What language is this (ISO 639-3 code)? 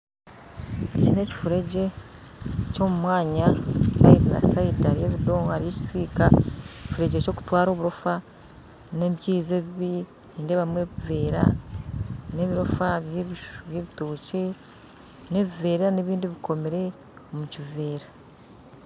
nyn